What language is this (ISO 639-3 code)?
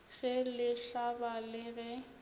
nso